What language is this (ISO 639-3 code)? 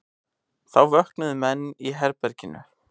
isl